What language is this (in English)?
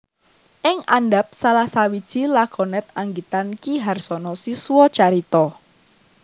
Javanese